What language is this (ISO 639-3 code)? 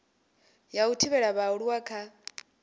ven